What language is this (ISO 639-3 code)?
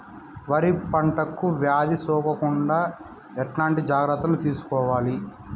tel